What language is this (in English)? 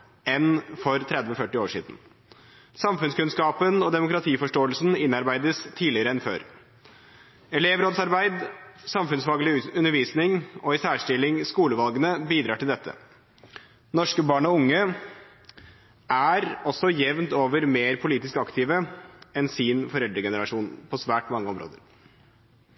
Norwegian Bokmål